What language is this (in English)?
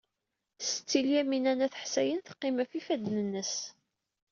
Kabyle